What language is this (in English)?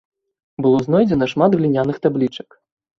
Belarusian